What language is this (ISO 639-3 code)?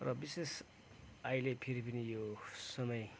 nep